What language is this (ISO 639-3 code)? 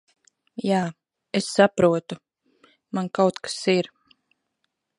lav